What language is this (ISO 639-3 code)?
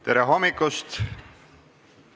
est